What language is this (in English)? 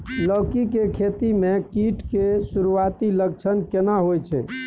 Maithili